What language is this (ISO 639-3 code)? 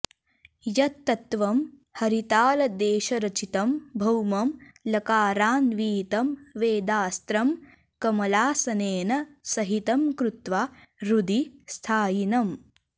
san